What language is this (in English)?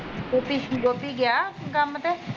Punjabi